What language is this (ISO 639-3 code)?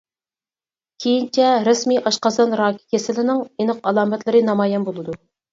uig